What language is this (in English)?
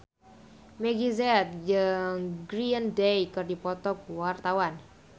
Sundanese